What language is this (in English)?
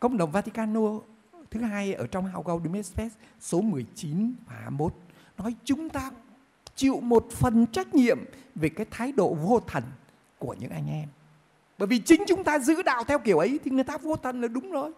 Vietnamese